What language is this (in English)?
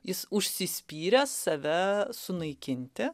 Lithuanian